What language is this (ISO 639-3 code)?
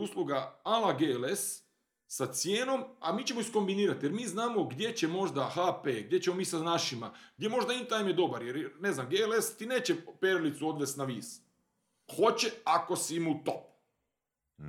hrv